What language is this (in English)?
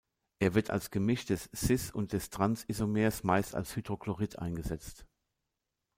German